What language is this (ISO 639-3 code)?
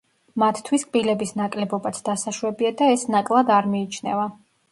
kat